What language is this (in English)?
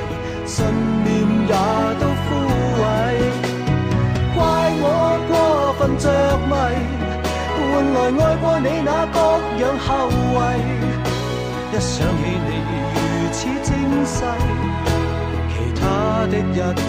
Chinese